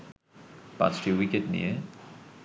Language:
Bangla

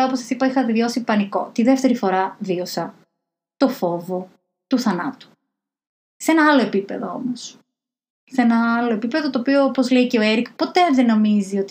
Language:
Greek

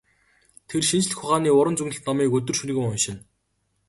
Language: Mongolian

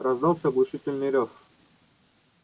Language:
Russian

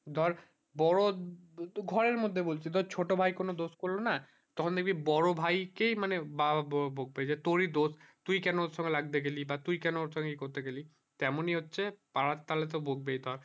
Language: Bangla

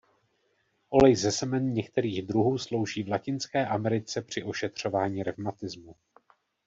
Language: Czech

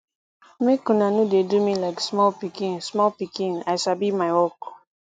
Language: Nigerian Pidgin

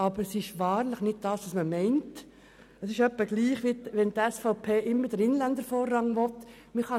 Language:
Swiss German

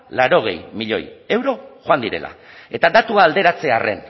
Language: Basque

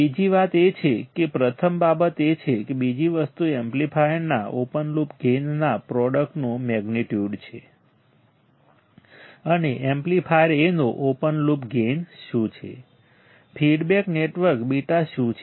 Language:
Gujarati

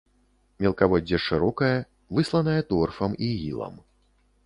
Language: Belarusian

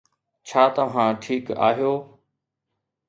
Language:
Sindhi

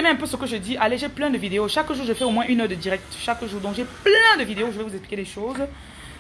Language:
French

